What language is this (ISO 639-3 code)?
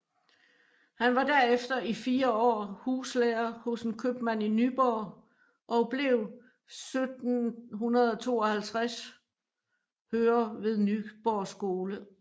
dan